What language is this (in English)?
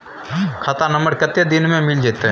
Maithili